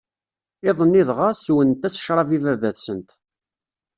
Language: Kabyle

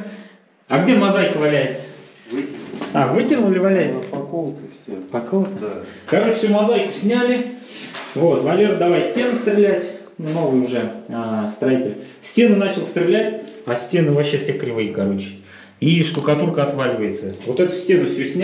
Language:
Russian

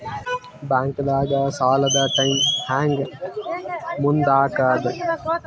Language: Kannada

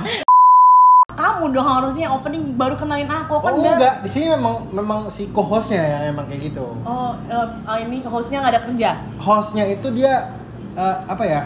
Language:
Indonesian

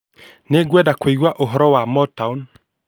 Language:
Kikuyu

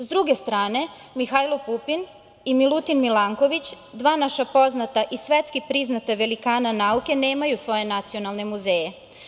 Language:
Serbian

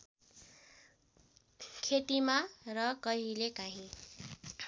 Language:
Nepali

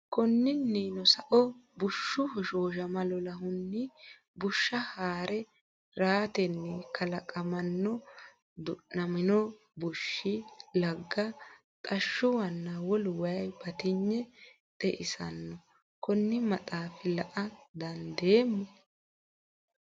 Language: Sidamo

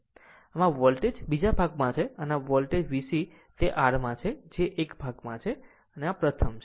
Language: Gujarati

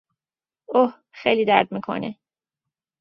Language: Persian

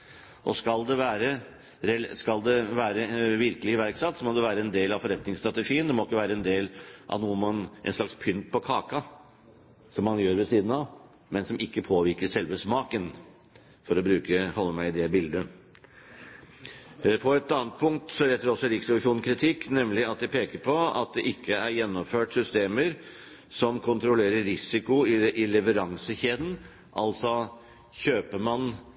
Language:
Norwegian Bokmål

